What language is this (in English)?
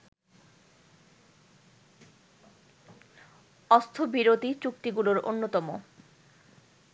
Bangla